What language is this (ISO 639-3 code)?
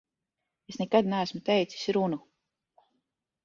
lav